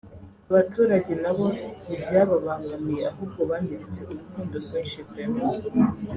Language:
Kinyarwanda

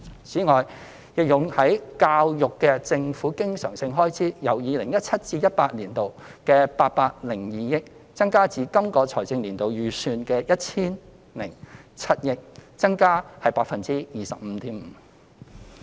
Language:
Cantonese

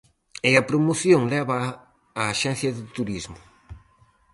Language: Galician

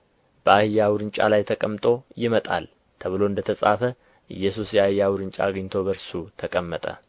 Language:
Amharic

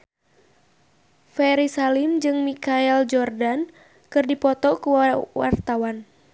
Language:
Sundanese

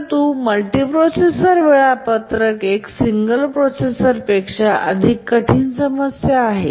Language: Marathi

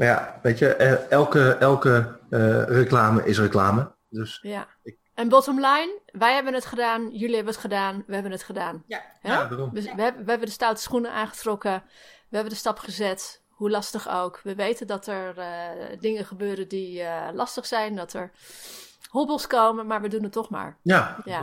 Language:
Dutch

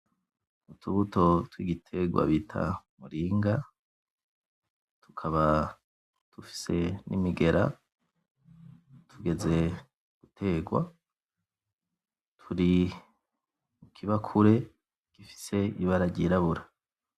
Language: Rundi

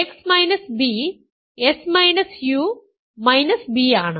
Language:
Malayalam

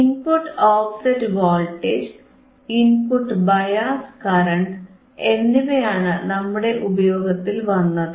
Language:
Malayalam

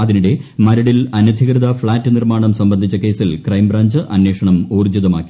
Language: Malayalam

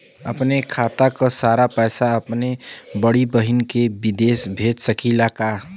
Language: Bhojpuri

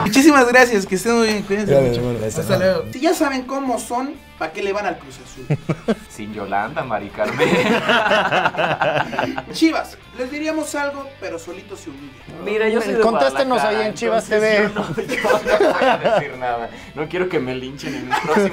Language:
Spanish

